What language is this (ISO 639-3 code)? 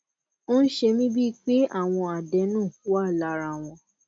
yor